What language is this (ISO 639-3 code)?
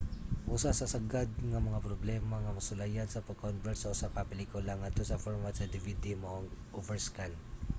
ceb